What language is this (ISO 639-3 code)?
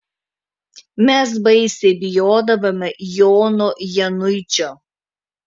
lit